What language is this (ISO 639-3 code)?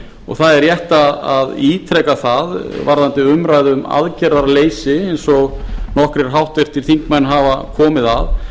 isl